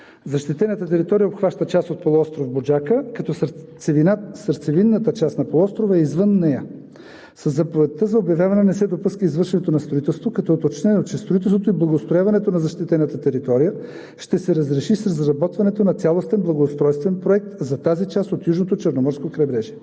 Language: Bulgarian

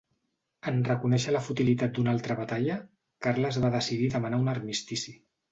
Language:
Catalan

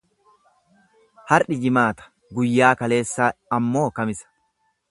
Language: Oromo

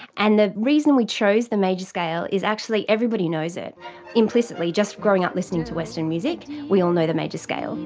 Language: English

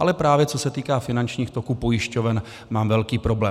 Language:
Czech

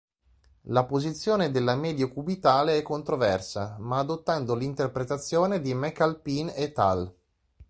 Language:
Italian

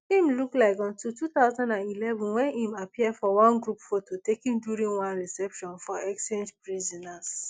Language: Nigerian Pidgin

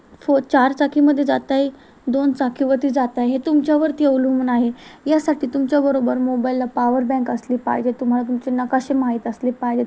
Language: Marathi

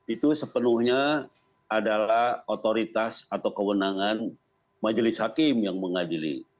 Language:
Indonesian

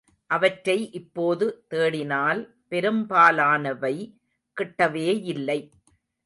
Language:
Tamil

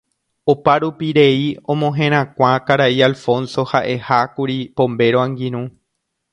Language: Guarani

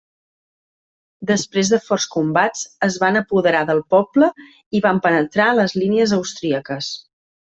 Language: Catalan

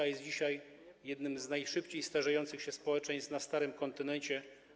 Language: Polish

